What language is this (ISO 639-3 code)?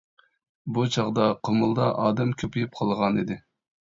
uig